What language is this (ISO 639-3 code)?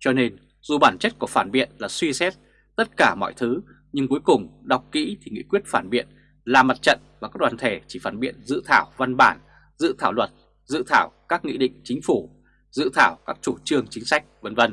vie